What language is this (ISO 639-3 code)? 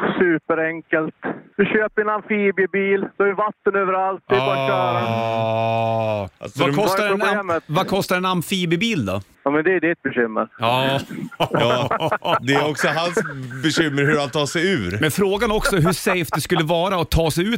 swe